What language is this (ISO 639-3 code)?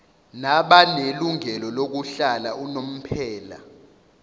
zul